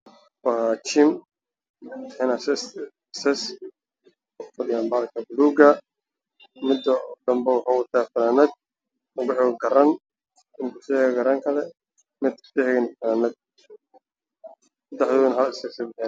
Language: Somali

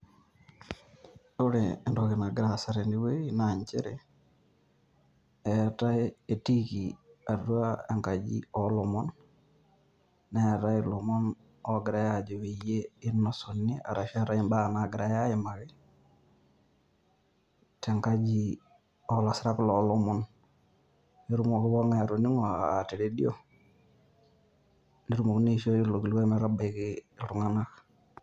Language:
Masai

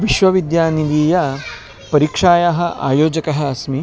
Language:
Sanskrit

